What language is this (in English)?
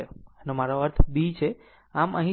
Gujarati